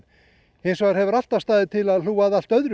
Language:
Icelandic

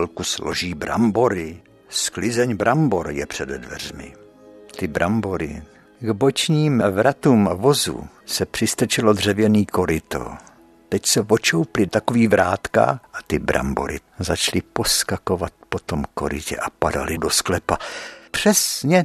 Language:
Czech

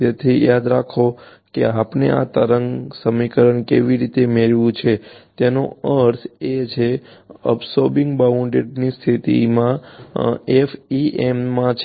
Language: Gujarati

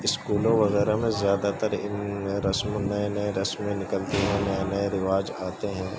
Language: Urdu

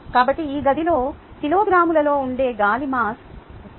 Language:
Telugu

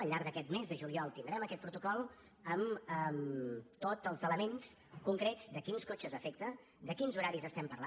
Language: Catalan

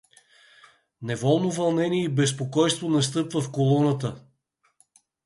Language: Bulgarian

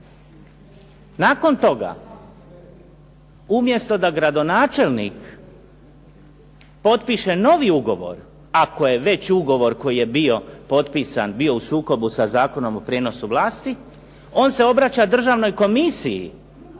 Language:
Croatian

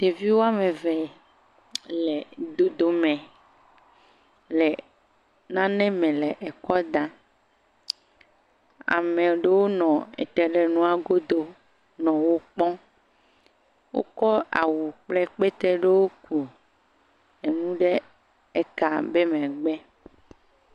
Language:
Ewe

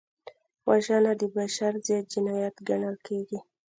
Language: Pashto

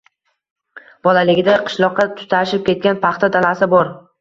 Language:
Uzbek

